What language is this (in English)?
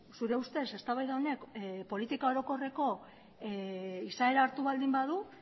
Basque